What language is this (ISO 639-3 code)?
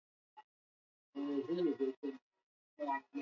swa